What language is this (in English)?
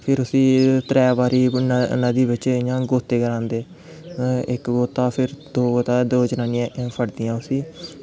Dogri